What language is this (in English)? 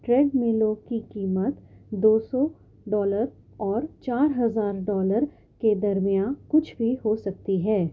Urdu